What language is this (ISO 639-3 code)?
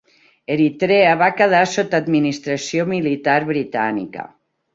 cat